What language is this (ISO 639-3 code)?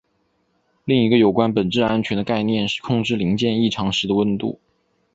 zho